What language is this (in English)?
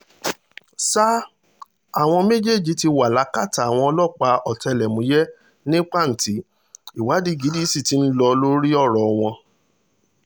Yoruba